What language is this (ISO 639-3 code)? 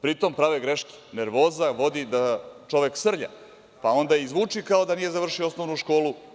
srp